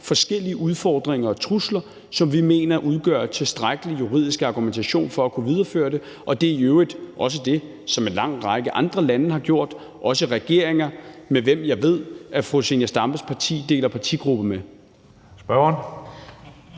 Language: Danish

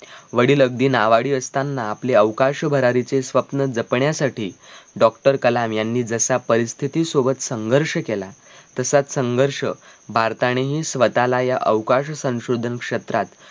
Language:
Marathi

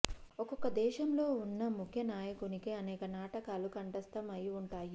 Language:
Telugu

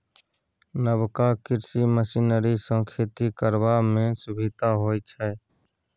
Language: Maithili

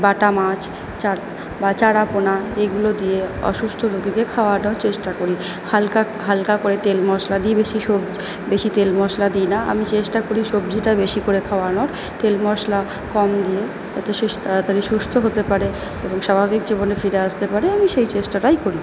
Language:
Bangla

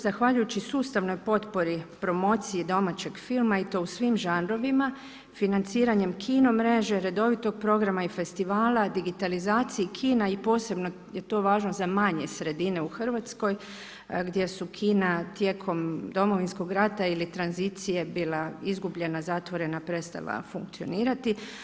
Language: Croatian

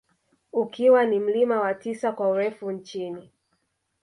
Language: Swahili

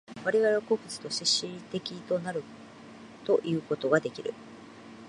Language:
Japanese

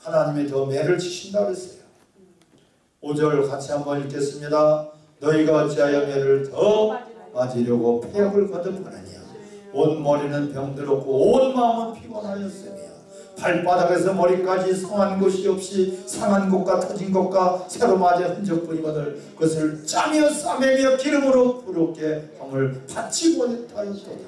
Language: Korean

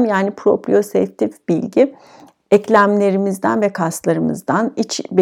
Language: Turkish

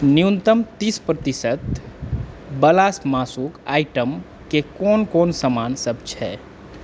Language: Maithili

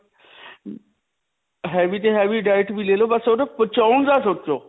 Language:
Punjabi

